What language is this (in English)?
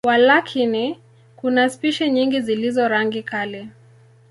Swahili